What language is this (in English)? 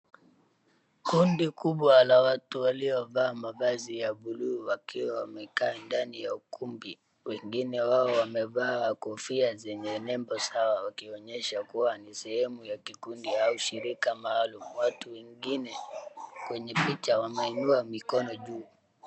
Swahili